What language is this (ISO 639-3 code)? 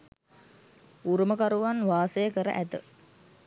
sin